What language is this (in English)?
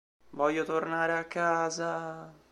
Italian